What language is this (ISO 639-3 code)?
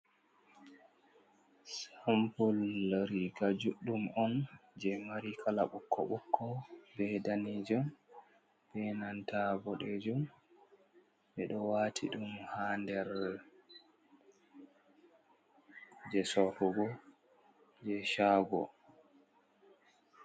ful